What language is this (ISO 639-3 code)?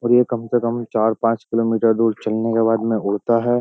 hin